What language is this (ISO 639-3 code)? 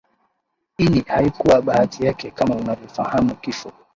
swa